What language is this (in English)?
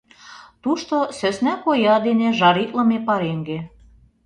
Mari